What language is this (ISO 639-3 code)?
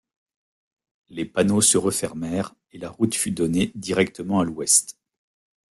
fra